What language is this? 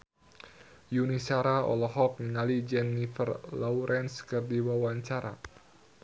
Sundanese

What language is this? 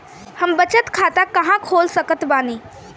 Bhojpuri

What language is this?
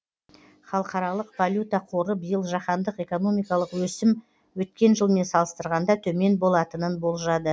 Kazakh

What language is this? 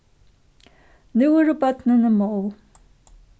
Faroese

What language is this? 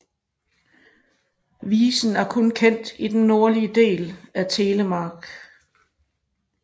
Danish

